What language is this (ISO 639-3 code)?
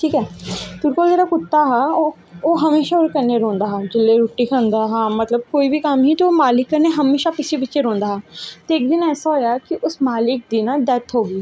doi